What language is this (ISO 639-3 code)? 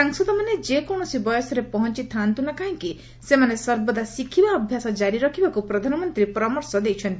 ori